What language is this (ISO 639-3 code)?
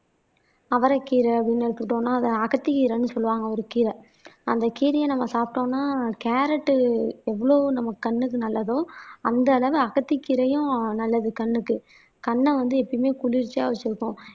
tam